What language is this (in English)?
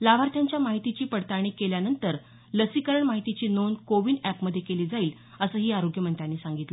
Marathi